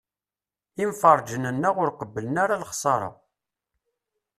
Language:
Kabyle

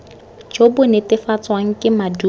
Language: Tswana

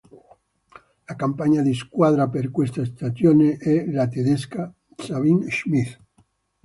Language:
Italian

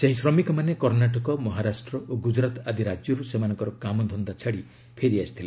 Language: Odia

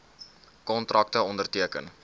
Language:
Afrikaans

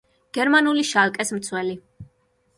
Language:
Georgian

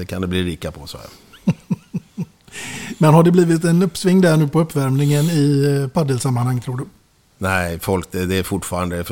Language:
Swedish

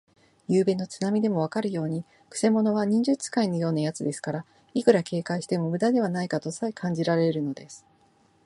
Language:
Japanese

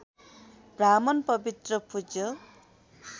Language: Nepali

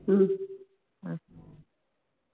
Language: Tamil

